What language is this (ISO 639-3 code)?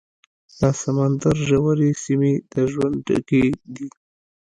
pus